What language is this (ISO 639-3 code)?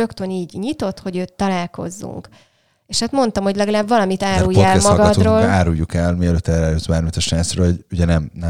hun